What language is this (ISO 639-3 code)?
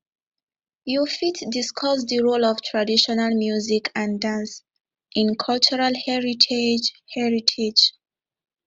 pcm